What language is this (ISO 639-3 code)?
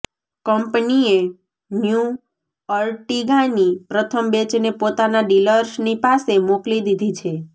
guj